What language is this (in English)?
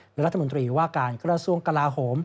Thai